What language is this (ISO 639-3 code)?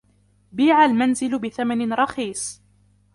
ara